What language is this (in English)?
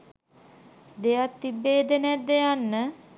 Sinhala